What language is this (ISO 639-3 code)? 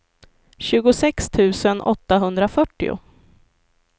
swe